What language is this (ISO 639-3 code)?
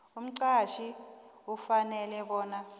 nbl